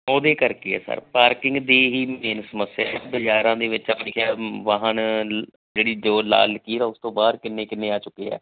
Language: Punjabi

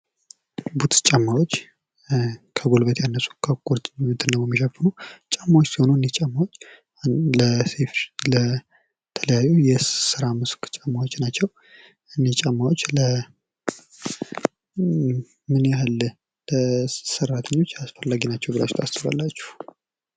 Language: Amharic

